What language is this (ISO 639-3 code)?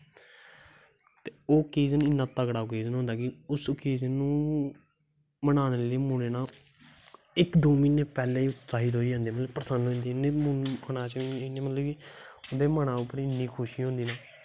doi